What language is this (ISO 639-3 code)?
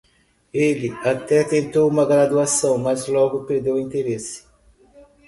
por